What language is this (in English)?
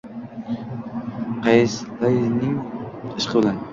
Uzbek